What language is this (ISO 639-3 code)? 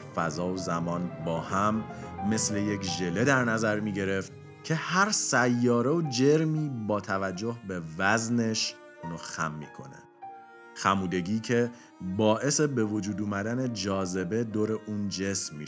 fas